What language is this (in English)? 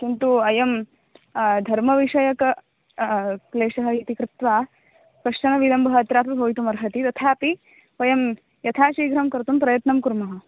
Sanskrit